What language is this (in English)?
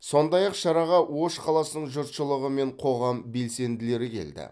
Kazakh